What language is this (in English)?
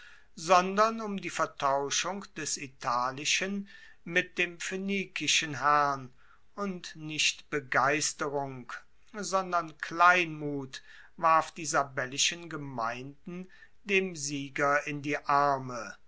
German